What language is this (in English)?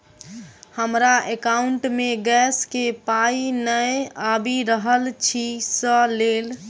Maithili